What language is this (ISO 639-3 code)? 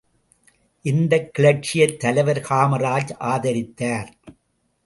tam